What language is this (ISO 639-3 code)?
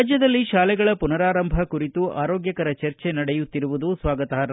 kan